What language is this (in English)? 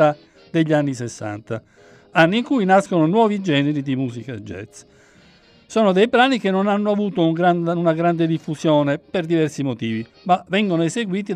Italian